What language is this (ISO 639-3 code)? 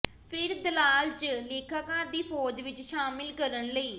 pan